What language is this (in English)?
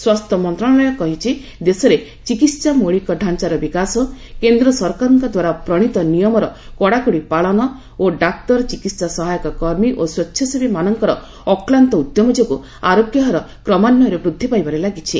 Odia